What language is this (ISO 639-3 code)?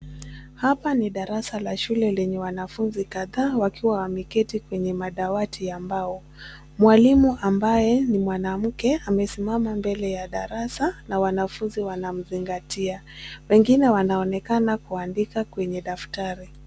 swa